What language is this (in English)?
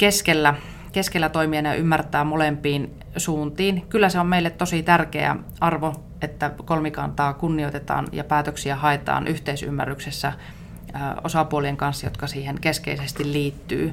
Finnish